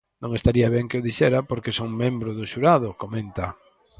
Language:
Galician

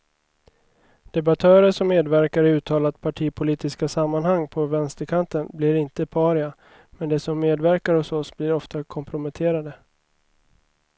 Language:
Swedish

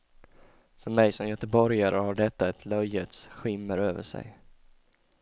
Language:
Swedish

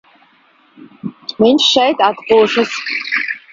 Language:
Latvian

